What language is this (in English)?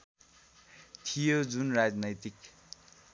Nepali